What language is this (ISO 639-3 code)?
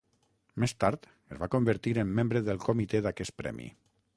cat